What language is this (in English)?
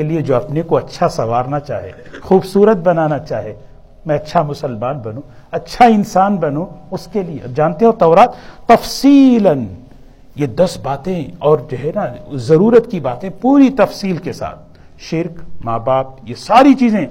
Urdu